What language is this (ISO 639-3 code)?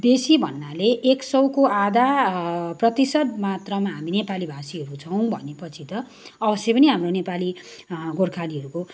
nep